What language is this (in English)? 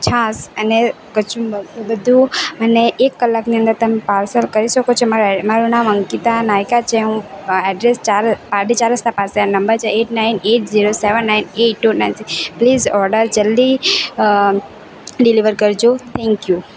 Gujarati